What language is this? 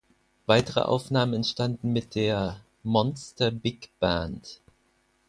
German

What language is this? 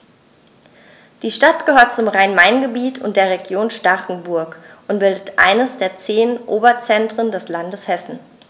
German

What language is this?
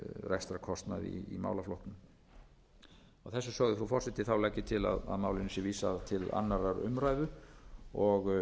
Icelandic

